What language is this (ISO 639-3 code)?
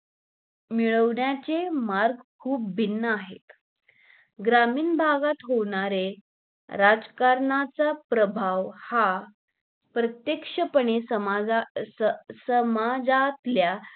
mar